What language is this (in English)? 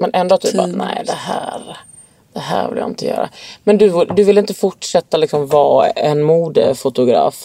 Swedish